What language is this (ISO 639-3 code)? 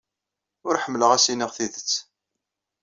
kab